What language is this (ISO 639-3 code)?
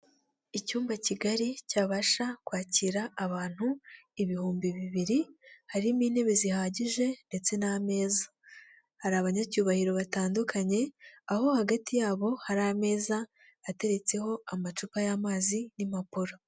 kin